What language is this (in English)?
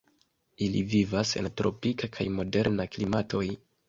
Esperanto